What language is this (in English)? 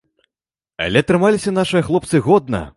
Belarusian